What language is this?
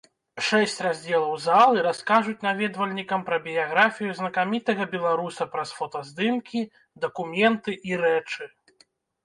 Belarusian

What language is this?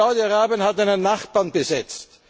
German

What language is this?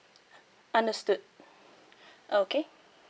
English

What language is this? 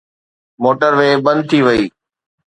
Sindhi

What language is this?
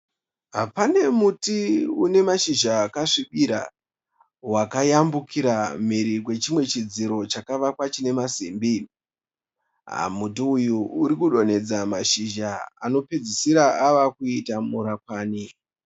Shona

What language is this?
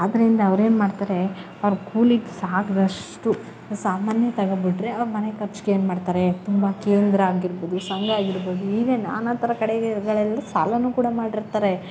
Kannada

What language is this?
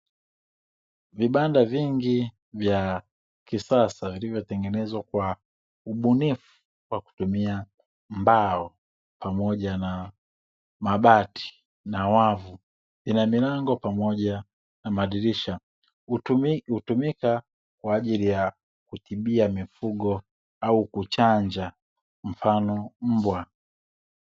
Swahili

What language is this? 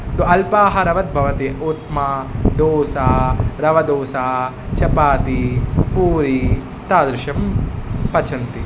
Sanskrit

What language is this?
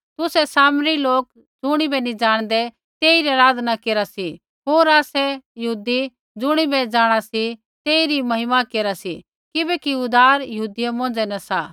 Kullu Pahari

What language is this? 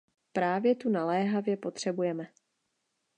Czech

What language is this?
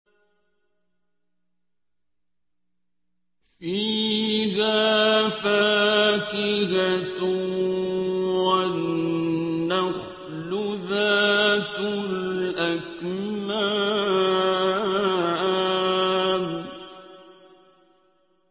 Arabic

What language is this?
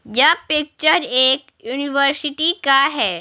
Hindi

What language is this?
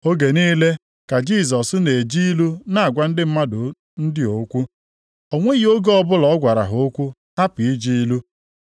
Igbo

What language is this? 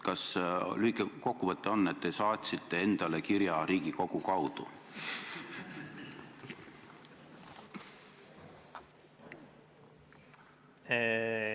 Estonian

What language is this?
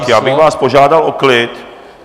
Czech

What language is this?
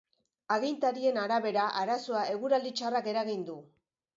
Basque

